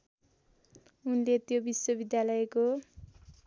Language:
Nepali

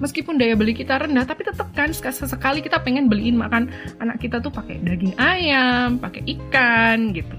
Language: Indonesian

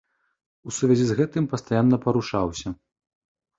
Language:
Belarusian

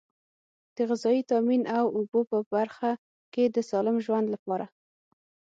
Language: Pashto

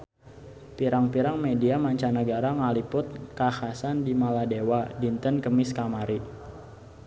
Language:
Sundanese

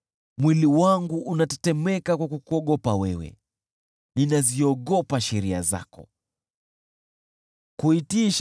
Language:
Swahili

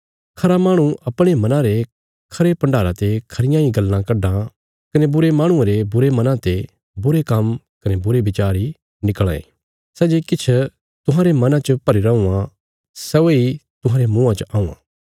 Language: Bilaspuri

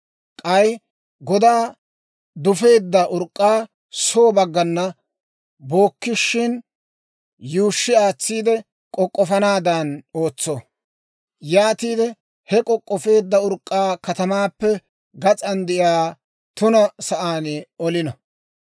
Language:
Dawro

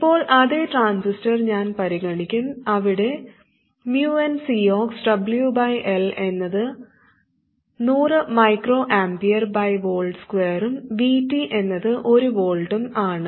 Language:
Malayalam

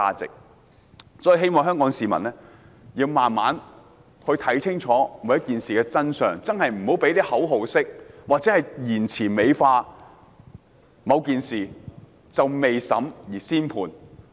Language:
Cantonese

